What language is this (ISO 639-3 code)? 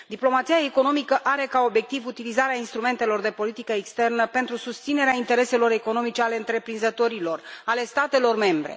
ron